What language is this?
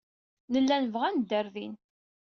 Kabyle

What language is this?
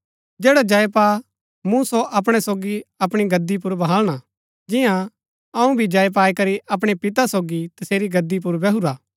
Gaddi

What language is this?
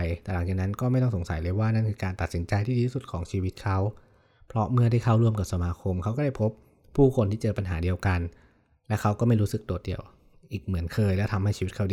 Thai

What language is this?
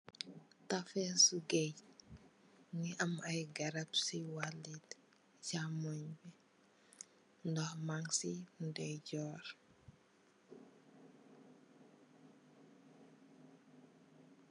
Wolof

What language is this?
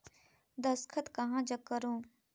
Chhattisgarhi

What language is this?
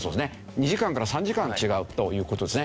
Japanese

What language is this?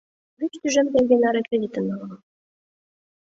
Mari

